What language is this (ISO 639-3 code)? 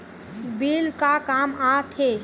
hne